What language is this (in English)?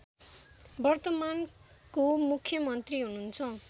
Nepali